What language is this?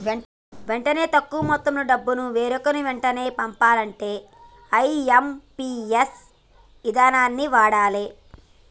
Telugu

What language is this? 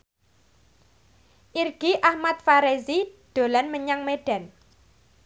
Javanese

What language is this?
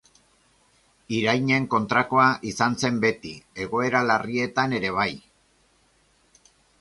Basque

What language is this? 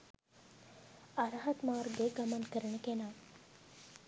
Sinhala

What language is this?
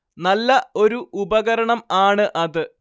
Malayalam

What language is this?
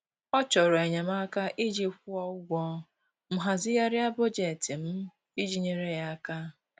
Igbo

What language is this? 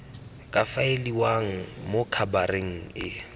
Tswana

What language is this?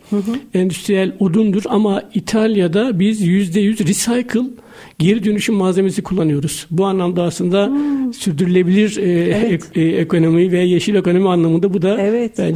Turkish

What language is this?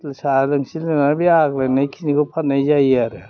Bodo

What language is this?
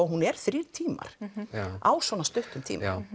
Icelandic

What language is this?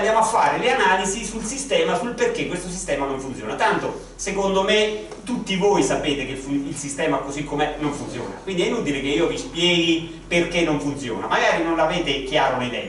Italian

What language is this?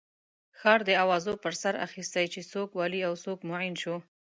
Pashto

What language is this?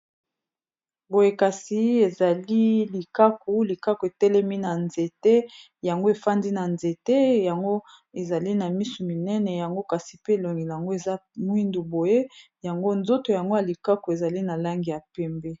Lingala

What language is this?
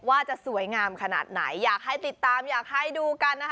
Thai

